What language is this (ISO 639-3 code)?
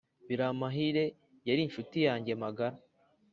kin